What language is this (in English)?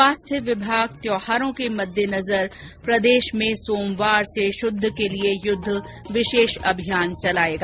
Hindi